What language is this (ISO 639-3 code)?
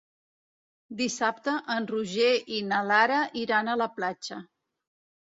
cat